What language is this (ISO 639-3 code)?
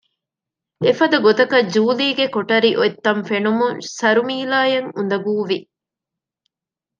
div